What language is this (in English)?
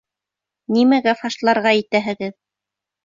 Bashkir